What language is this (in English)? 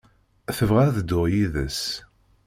Kabyle